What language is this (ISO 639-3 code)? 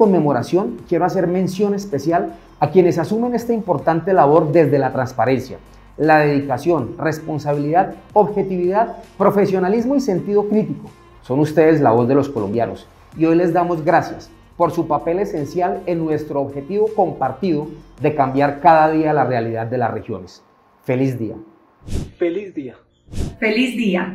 spa